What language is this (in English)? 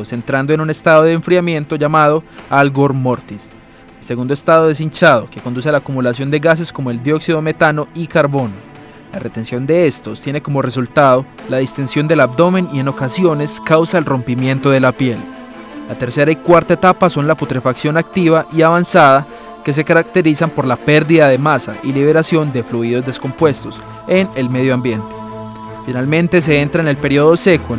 Spanish